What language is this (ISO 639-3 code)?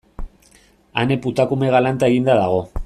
eus